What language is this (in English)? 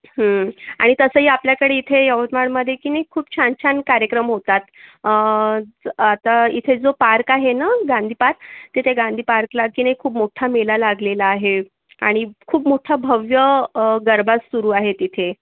Marathi